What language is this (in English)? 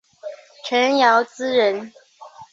Chinese